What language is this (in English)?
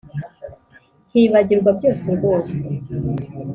Kinyarwanda